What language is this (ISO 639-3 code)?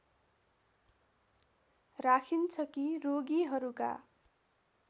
nep